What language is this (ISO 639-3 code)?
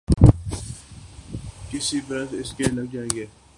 urd